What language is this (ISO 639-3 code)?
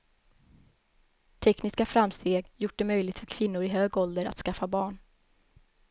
swe